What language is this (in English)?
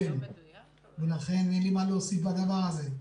Hebrew